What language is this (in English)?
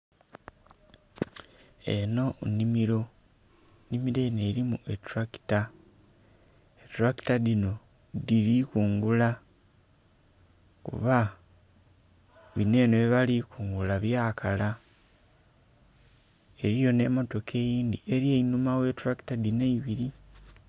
Soga